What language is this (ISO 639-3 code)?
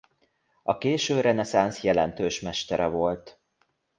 hun